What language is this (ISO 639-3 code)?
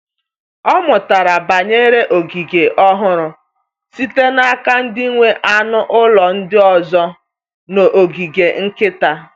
ibo